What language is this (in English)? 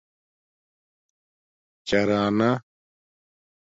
Domaaki